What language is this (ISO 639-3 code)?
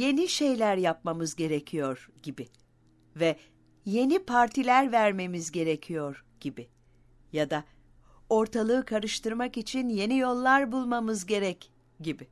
tur